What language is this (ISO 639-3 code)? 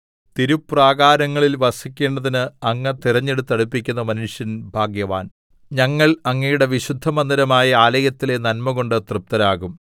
mal